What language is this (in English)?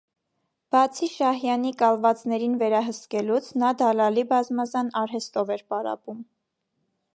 Armenian